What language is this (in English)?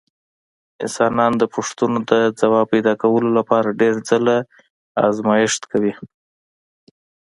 Pashto